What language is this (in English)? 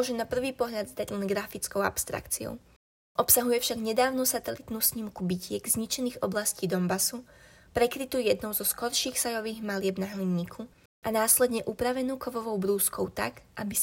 Slovak